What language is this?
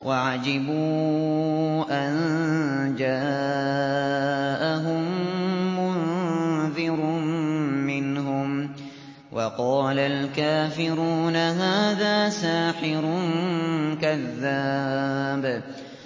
Arabic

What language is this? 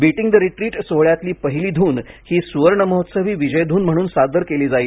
Marathi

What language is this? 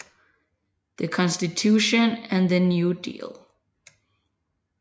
Danish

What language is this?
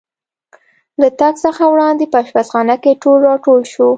Pashto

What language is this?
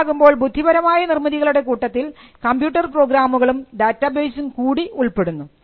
Malayalam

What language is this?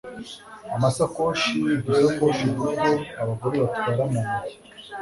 Kinyarwanda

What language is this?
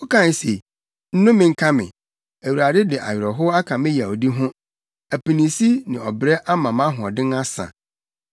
Akan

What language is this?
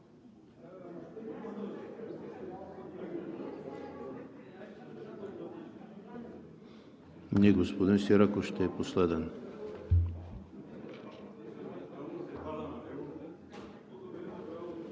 Bulgarian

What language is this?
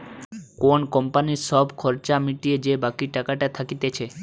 Bangla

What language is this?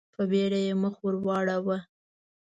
Pashto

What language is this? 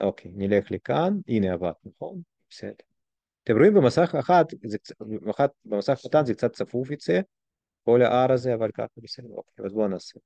Hebrew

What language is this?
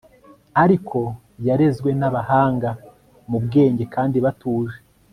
Kinyarwanda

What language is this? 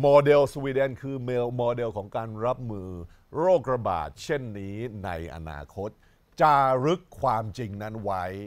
Thai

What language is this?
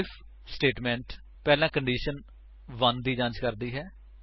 Punjabi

